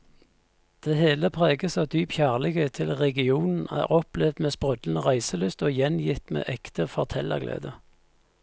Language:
Norwegian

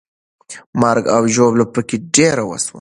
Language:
Pashto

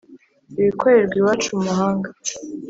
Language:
Kinyarwanda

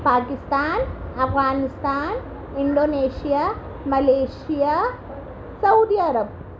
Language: Urdu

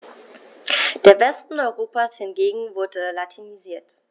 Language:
German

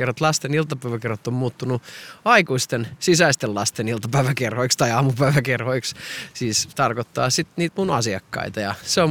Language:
Finnish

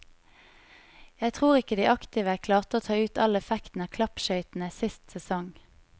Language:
Norwegian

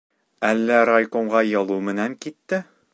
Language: Bashkir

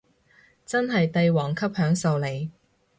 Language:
Cantonese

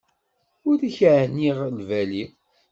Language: Kabyle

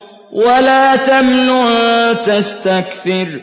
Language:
Arabic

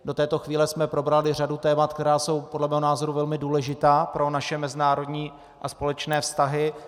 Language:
Czech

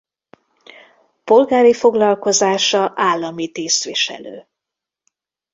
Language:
Hungarian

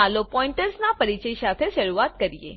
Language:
Gujarati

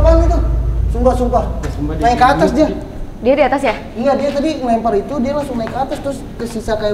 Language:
Indonesian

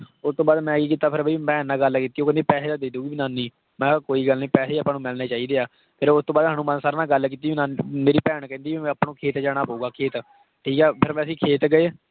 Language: Punjabi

